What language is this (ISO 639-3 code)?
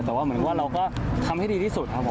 tha